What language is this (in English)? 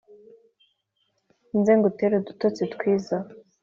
Kinyarwanda